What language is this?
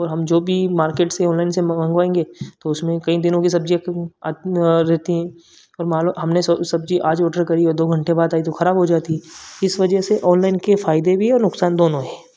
Hindi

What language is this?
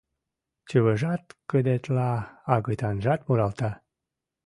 Mari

